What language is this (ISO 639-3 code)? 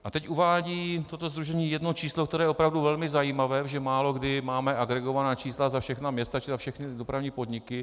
ces